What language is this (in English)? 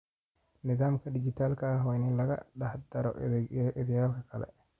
Somali